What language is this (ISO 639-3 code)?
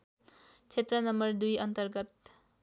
nep